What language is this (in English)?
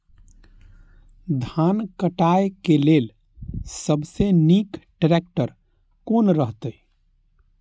Maithili